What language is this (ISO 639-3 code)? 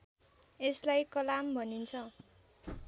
nep